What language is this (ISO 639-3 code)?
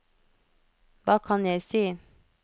nor